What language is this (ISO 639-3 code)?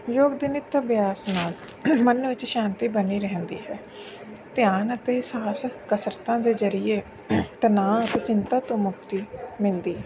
pan